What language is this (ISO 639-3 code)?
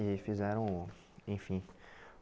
por